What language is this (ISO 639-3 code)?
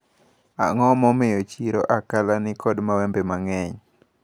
luo